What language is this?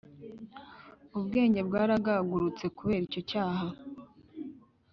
Kinyarwanda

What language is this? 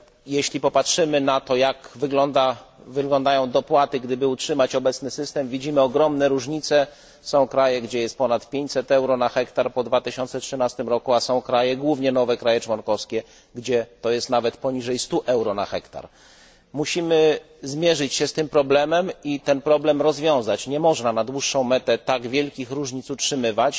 Polish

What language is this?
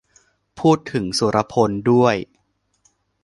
Thai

